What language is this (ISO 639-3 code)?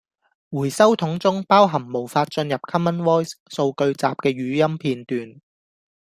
yue